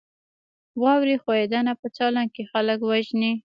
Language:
Pashto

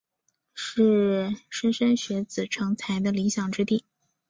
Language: Chinese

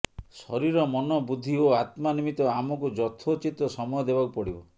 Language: Odia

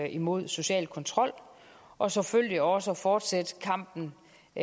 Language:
Danish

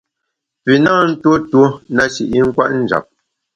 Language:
Bamun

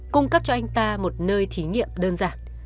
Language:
Vietnamese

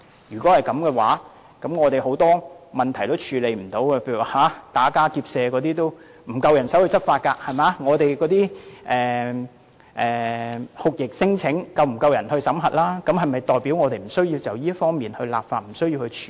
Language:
Cantonese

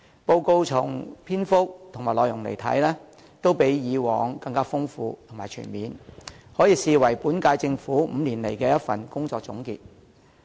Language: Cantonese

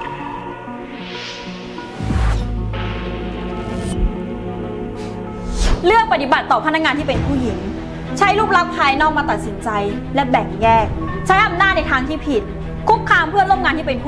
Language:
Thai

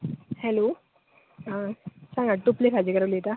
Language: Konkani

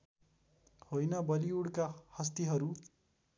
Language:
Nepali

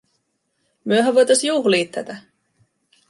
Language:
Finnish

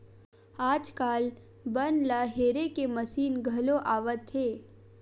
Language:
Chhattisgarhi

